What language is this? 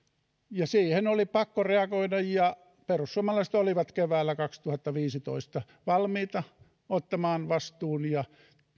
Finnish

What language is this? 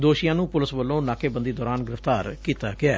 Punjabi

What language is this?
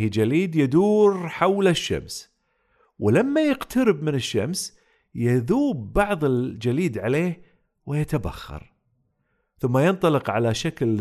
Arabic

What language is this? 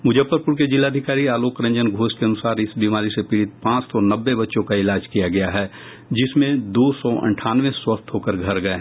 Hindi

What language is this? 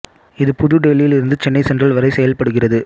Tamil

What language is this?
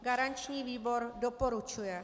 Czech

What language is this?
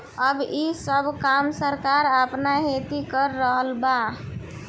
Bhojpuri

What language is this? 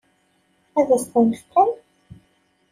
Kabyle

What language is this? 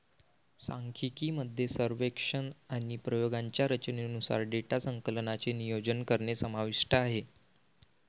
Marathi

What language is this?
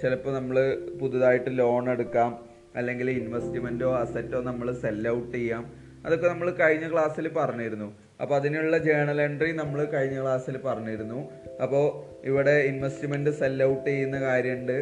Malayalam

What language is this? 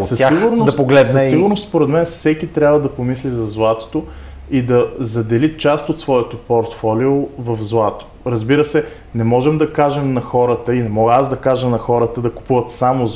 Bulgarian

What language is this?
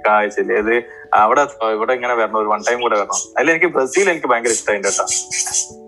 Malayalam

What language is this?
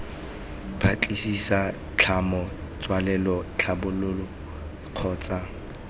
Tswana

